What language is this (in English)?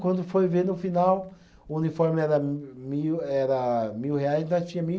Portuguese